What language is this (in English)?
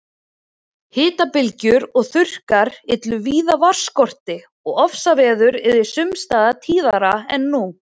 Icelandic